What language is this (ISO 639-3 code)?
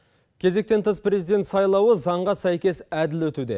kaz